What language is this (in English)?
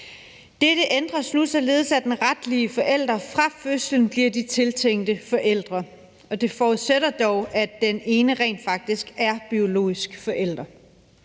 Danish